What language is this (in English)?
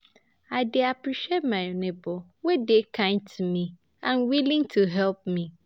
Nigerian Pidgin